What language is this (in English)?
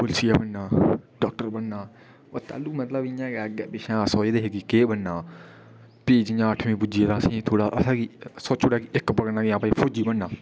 Dogri